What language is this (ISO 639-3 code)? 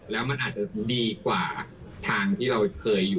tha